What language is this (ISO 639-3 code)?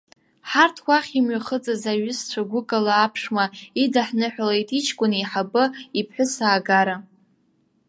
abk